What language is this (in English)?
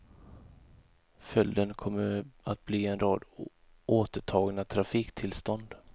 Swedish